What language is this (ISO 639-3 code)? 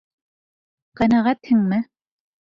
bak